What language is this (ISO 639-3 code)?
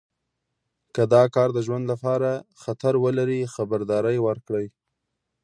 pus